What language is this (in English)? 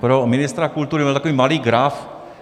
Czech